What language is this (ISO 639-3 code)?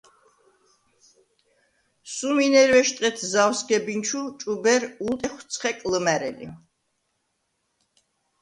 sva